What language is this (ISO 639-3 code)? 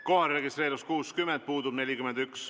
est